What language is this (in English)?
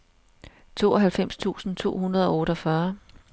Danish